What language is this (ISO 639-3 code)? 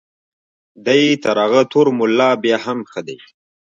pus